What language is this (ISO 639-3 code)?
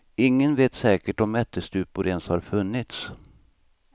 swe